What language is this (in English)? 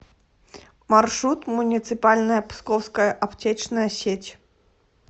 Russian